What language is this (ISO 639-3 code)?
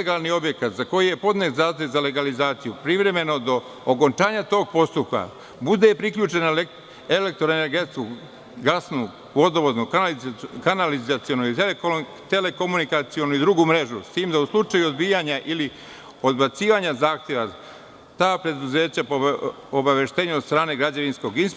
srp